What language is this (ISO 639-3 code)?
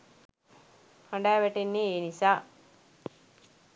sin